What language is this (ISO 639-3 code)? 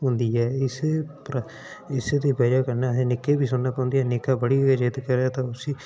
doi